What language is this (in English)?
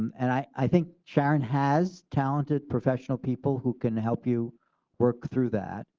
English